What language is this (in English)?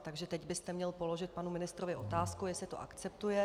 Czech